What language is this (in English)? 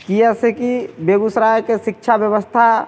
Maithili